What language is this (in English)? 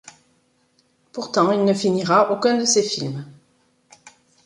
French